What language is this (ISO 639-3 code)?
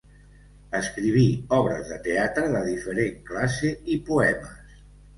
cat